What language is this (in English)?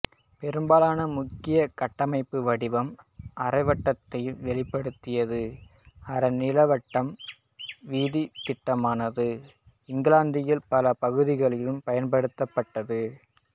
Tamil